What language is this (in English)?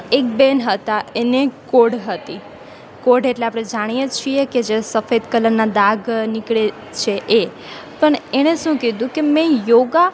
Gujarati